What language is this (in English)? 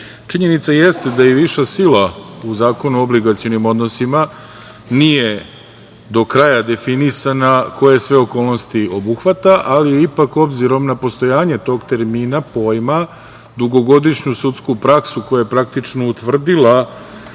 Serbian